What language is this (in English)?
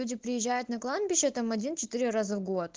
Russian